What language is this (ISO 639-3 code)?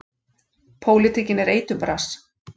isl